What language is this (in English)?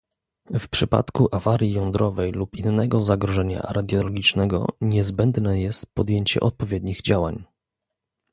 Polish